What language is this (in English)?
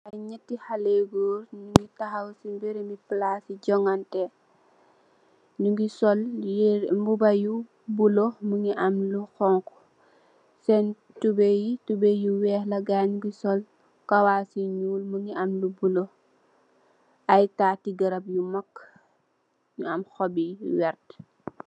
Wolof